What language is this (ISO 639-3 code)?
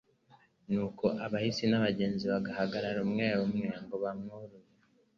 kin